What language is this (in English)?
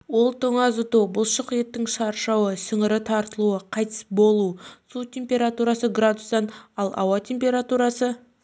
Kazakh